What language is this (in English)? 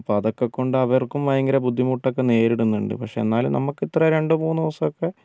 Malayalam